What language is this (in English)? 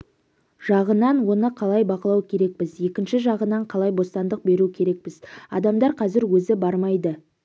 Kazakh